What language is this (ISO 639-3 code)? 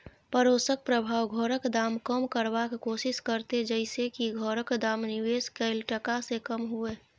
mai